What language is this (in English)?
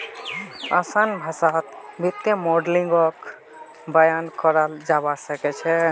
Magahi